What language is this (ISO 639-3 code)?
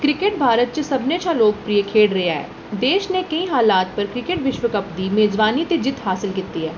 doi